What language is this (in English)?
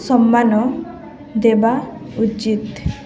Odia